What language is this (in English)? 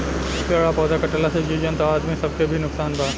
Bhojpuri